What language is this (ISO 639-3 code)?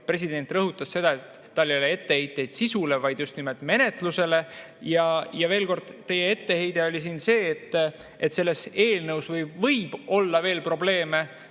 est